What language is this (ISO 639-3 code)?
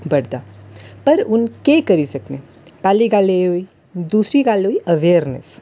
doi